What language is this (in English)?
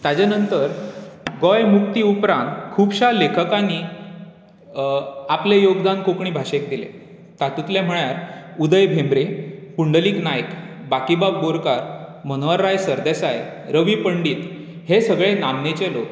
Konkani